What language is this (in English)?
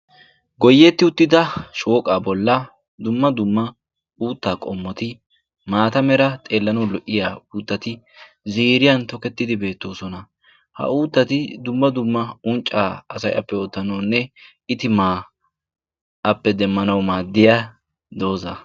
Wolaytta